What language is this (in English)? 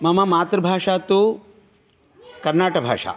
Sanskrit